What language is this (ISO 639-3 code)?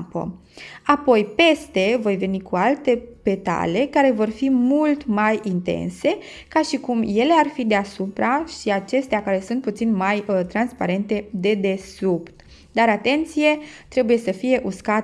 ron